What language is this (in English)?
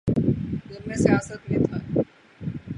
Urdu